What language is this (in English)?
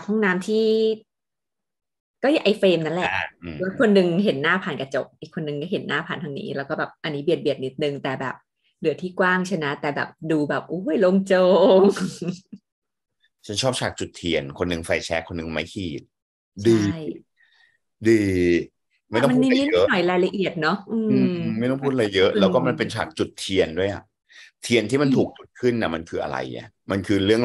Thai